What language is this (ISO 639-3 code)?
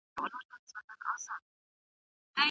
pus